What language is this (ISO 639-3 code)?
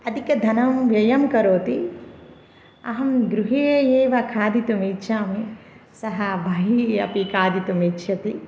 san